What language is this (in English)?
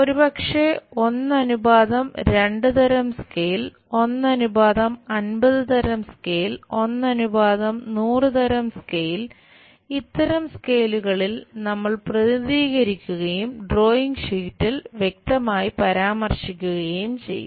Malayalam